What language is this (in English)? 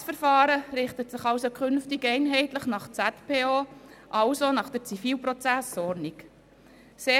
Swiss German